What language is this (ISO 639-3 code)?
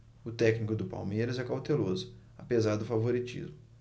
por